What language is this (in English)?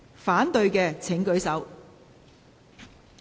Cantonese